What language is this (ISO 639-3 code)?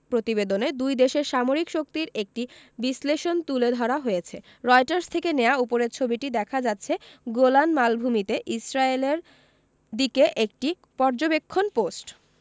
ben